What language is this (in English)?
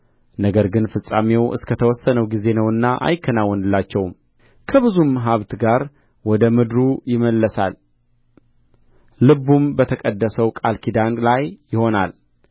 Amharic